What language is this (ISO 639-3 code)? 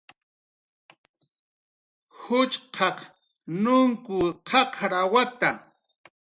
jqr